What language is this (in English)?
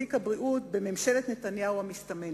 Hebrew